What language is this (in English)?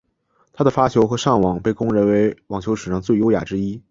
Chinese